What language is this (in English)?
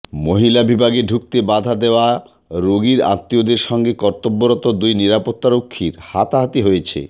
Bangla